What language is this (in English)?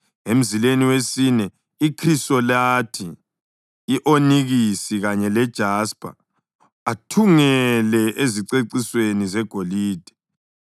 North Ndebele